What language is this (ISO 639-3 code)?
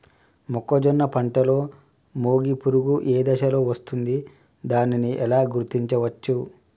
tel